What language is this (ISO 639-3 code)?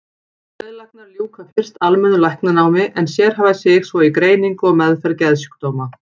isl